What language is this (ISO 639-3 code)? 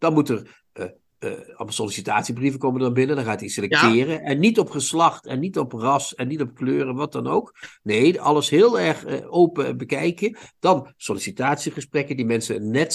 nld